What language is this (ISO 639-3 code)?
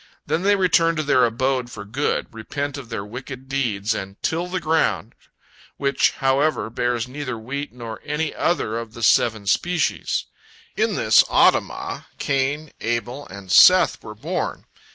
eng